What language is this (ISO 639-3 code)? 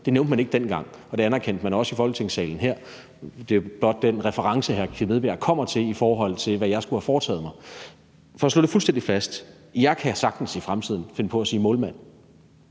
dan